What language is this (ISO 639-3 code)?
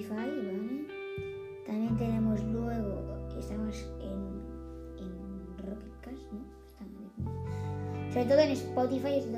spa